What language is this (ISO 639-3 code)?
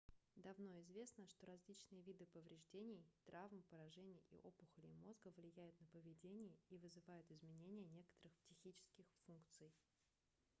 rus